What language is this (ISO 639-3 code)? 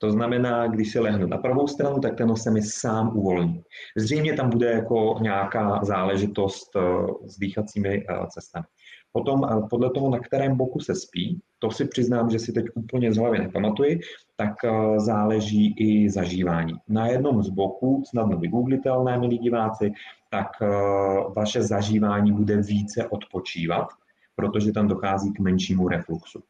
ces